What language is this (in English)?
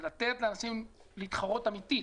Hebrew